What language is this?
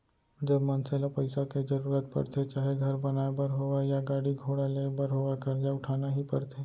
Chhattisgarhi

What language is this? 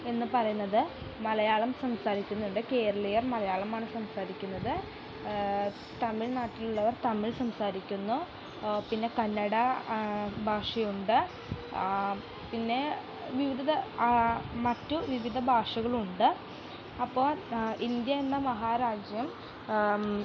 Malayalam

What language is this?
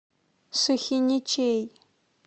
Russian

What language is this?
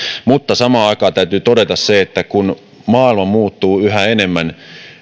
Finnish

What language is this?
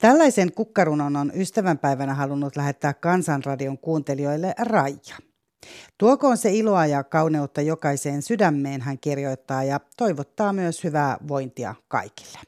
Finnish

